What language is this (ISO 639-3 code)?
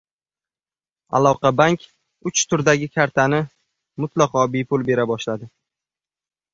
uzb